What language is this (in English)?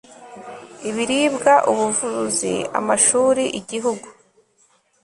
Kinyarwanda